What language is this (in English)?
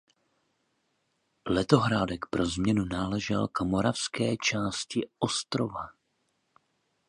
Czech